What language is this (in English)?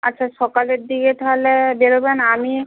Bangla